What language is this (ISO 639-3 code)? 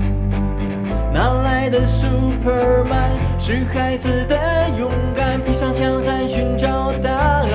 zho